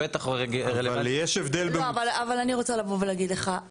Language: Hebrew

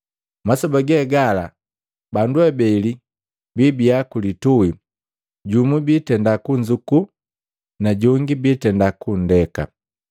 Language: Matengo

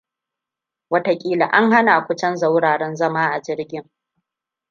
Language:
Hausa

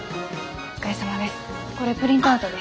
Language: Japanese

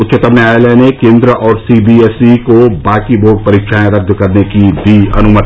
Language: Hindi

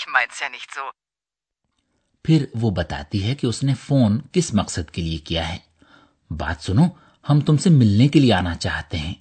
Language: Urdu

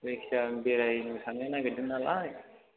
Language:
Bodo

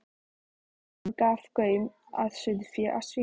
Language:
Icelandic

